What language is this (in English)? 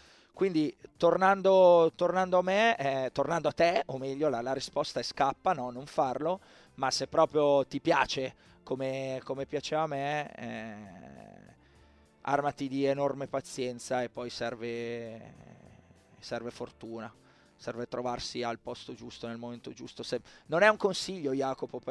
Italian